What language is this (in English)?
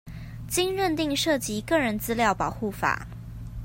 Chinese